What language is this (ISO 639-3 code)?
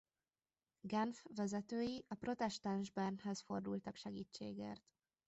hun